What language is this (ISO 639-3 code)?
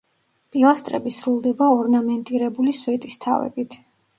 kat